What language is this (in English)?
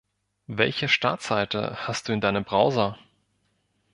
German